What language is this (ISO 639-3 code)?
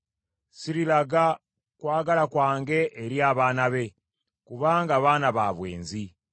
lug